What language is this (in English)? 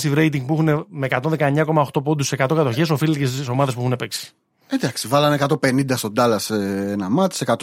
Greek